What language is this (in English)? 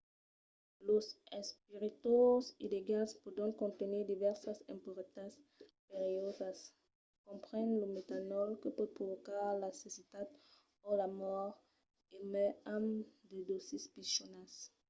Occitan